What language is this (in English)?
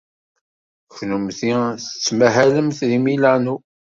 Kabyle